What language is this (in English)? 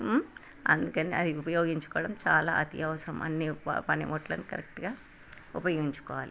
Telugu